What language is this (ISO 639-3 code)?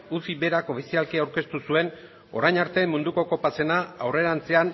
eus